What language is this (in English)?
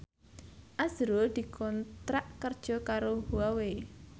Javanese